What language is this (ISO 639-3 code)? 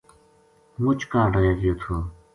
gju